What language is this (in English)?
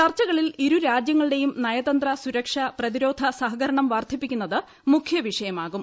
Malayalam